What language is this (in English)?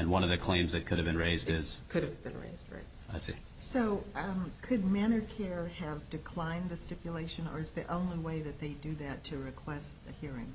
English